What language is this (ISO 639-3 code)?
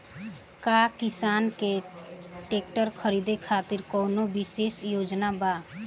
bho